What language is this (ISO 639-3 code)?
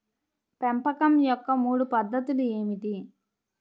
tel